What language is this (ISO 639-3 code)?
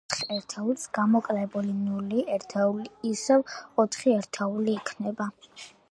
kat